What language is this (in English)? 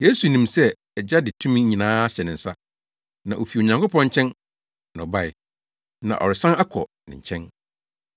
Akan